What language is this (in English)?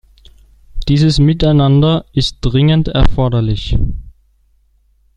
German